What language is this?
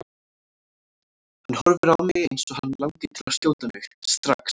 Icelandic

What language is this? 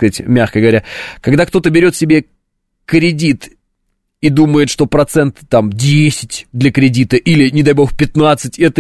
Russian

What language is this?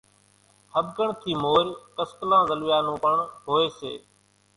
Kachi Koli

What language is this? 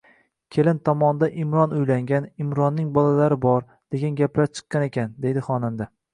Uzbek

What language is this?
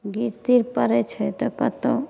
Maithili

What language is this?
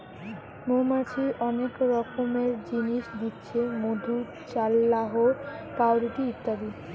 Bangla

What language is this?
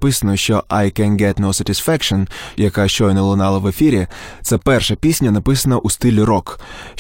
Ukrainian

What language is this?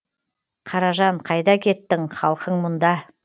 Kazakh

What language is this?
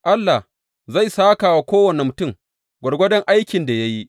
Hausa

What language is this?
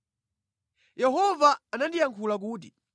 Nyanja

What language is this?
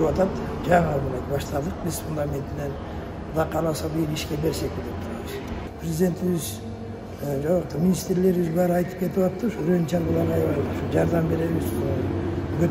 Turkish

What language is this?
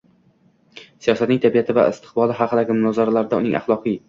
Uzbek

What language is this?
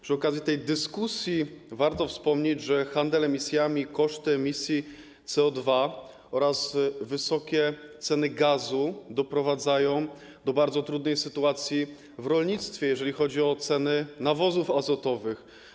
Polish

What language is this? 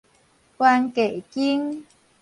Min Nan Chinese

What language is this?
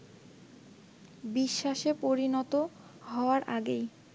Bangla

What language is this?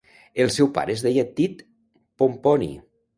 Catalan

